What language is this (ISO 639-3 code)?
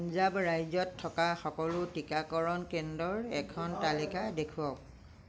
asm